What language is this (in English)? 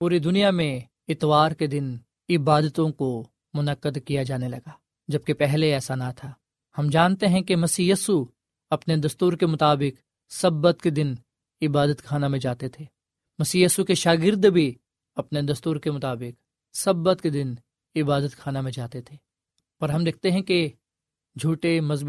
Urdu